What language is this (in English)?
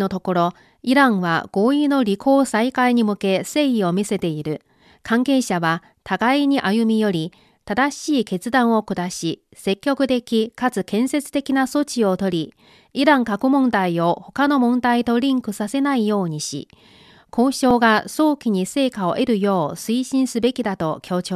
Japanese